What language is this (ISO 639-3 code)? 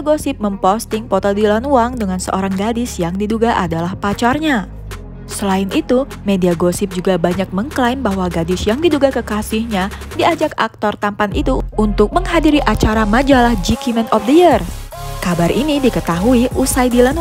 ind